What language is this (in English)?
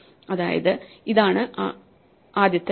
Malayalam